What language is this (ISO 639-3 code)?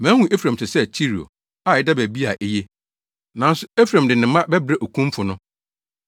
aka